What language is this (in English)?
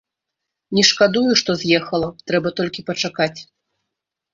Belarusian